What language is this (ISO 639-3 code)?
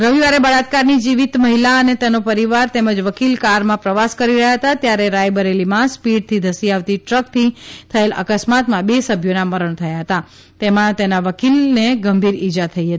guj